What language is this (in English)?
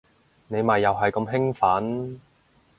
Cantonese